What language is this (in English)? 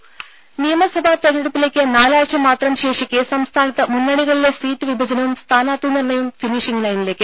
Malayalam